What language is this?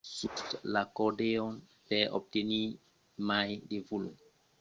Occitan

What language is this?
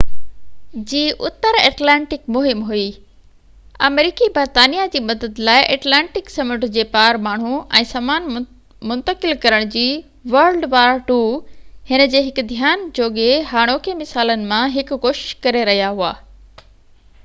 Sindhi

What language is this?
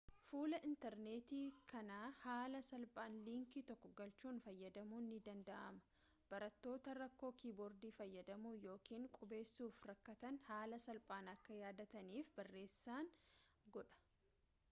Oromo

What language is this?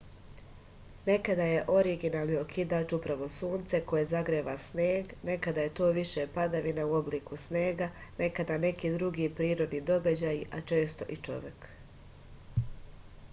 Serbian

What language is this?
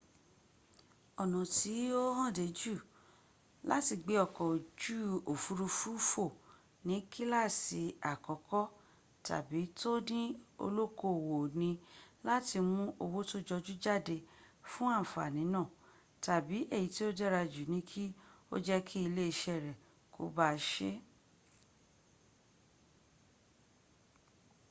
Yoruba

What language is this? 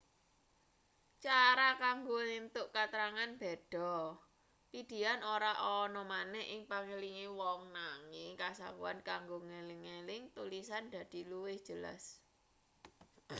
Javanese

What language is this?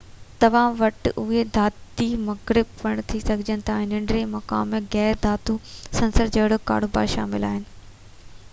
Sindhi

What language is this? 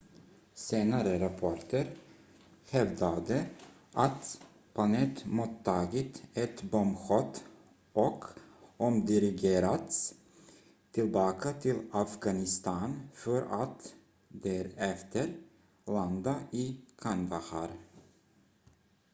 Swedish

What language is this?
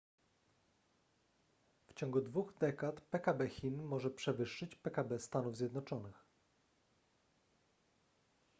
Polish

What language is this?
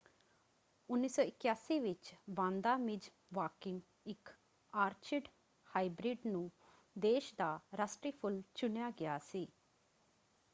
Punjabi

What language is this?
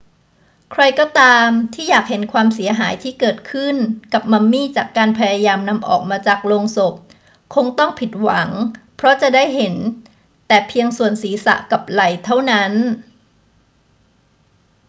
Thai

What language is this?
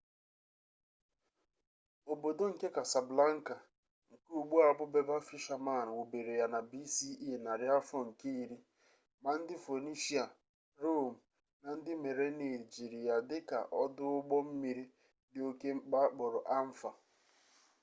Igbo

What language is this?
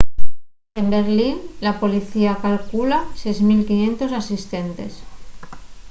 Asturian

